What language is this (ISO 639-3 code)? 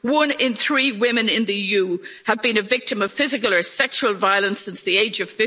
eng